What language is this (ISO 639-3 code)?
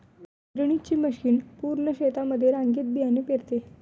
mar